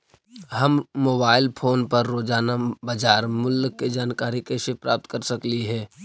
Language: Magahi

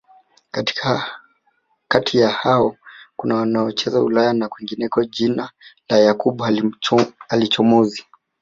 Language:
Swahili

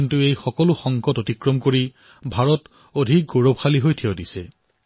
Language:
Assamese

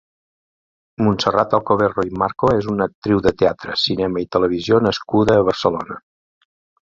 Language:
Catalan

